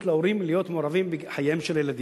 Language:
Hebrew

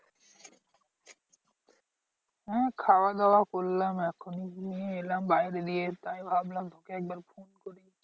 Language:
Bangla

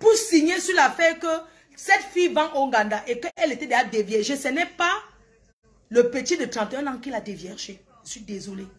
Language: French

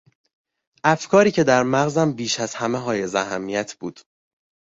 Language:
Persian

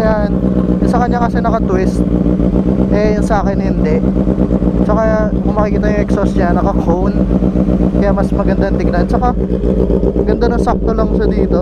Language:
Filipino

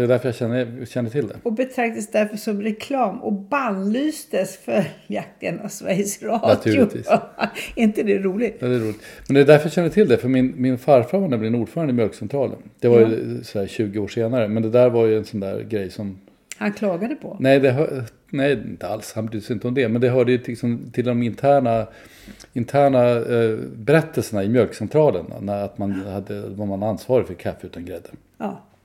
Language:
Swedish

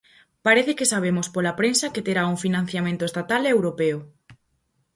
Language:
Galician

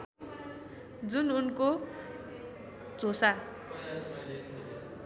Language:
Nepali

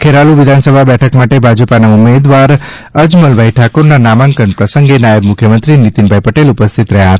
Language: Gujarati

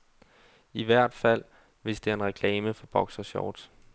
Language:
Danish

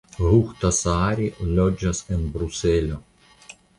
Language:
Esperanto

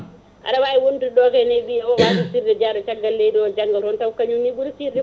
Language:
Fula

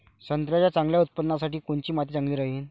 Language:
Marathi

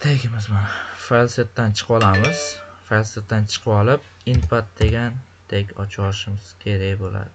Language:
Turkish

